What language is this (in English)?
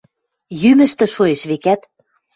Western Mari